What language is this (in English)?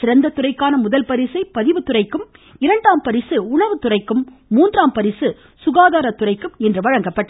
Tamil